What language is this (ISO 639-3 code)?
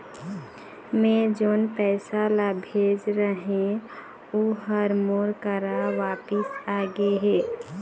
hne